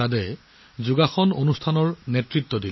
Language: Assamese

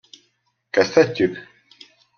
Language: Hungarian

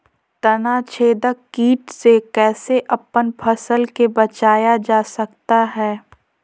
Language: Magahi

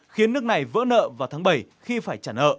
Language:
Vietnamese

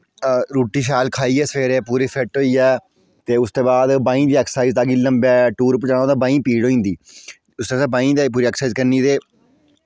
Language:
Dogri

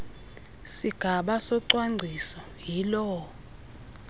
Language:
Xhosa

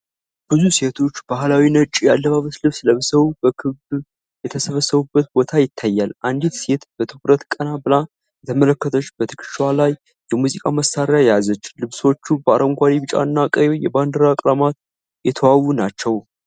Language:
Amharic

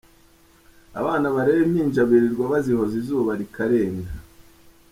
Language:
Kinyarwanda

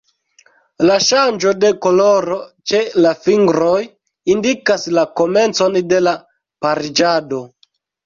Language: Esperanto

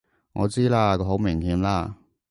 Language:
Cantonese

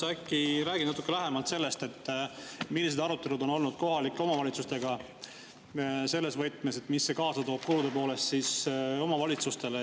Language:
Estonian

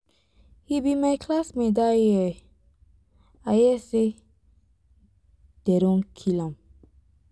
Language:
Nigerian Pidgin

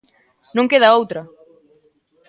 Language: Galician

